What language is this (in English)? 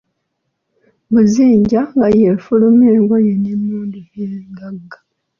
Ganda